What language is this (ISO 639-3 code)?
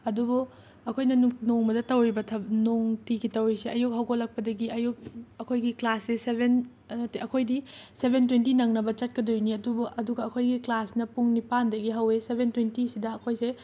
mni